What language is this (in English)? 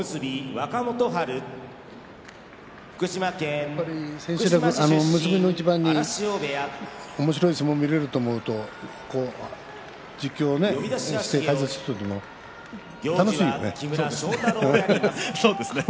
Japanese